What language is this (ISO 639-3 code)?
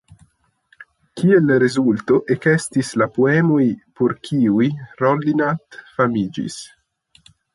epo